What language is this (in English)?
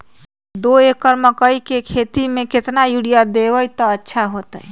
Magahi